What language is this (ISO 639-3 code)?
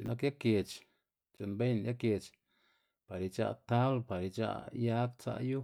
ztg